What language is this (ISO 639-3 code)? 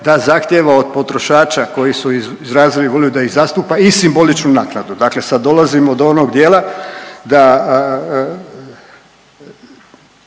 hrv